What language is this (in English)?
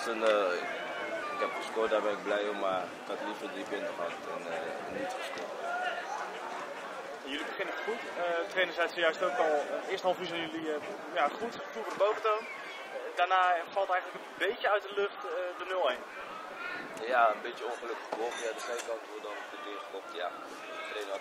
Dutch